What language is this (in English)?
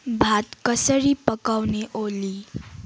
Nepali